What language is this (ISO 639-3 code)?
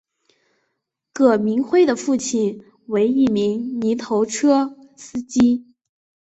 zho